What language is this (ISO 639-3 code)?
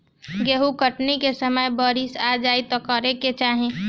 bho